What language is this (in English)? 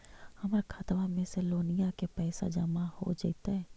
Magahi